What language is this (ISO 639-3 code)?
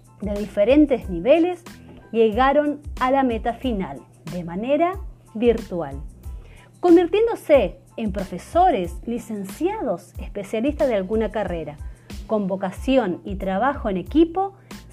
spa